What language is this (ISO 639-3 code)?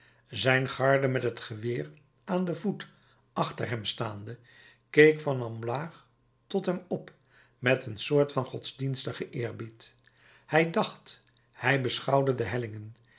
nld